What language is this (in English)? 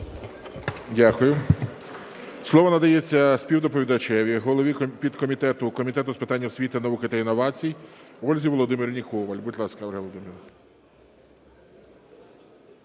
Ukrainian